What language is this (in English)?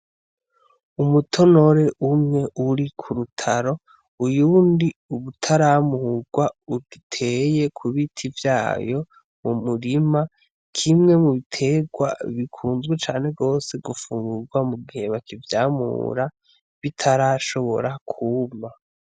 Rundi